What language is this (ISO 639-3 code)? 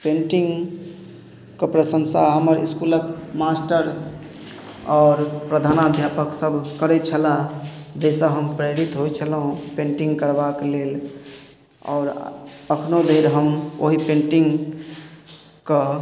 mai